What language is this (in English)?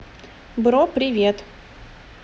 Russian